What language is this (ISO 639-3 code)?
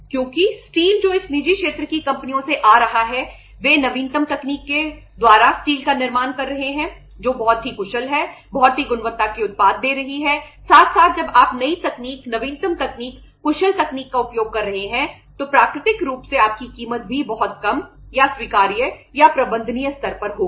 hin